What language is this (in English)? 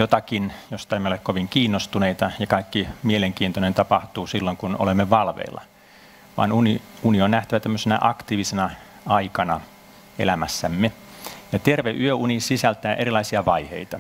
Finnish